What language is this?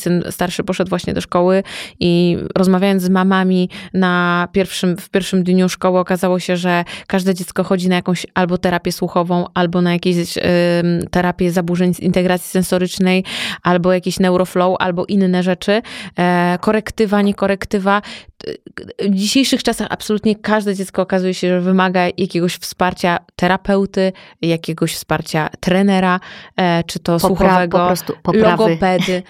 Polish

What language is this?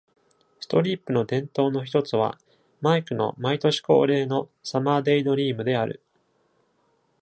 Japanese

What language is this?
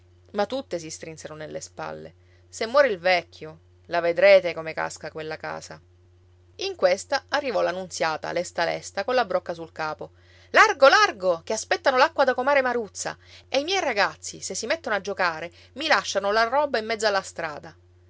Italian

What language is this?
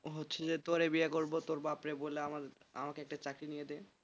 Bangla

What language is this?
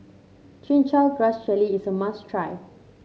English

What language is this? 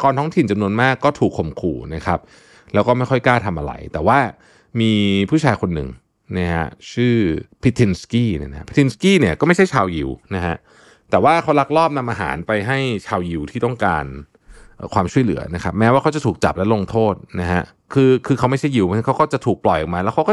Thai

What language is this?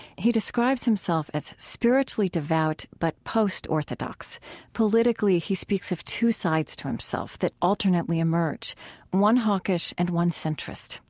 English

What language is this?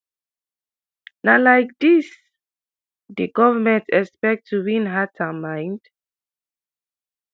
Nigerian Pidgin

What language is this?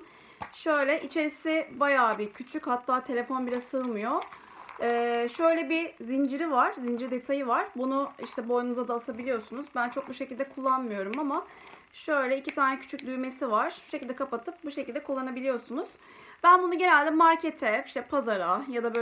Turkish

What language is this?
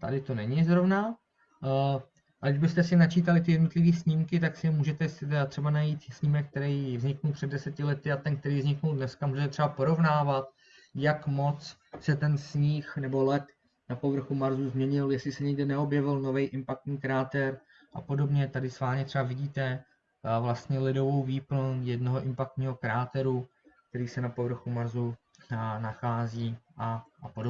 Czech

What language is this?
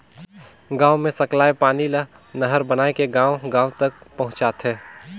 Chhattisgarhi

